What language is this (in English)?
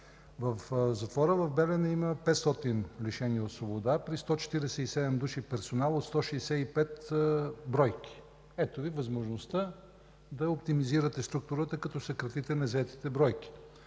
Bulgarian